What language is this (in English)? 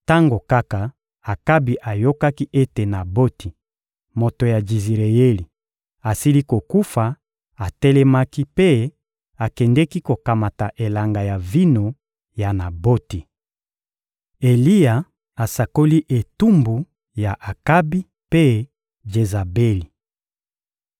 Lingala